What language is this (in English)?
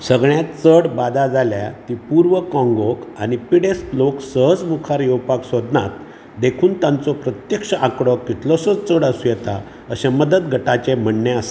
Konkani